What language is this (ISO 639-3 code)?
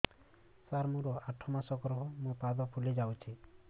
ori